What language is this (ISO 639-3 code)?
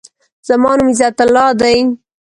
pus